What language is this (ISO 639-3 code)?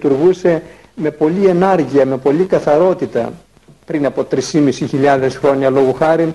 ell